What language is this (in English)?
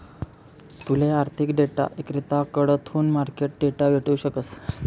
Marathi